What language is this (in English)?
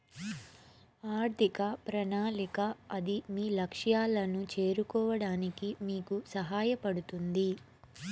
Telugu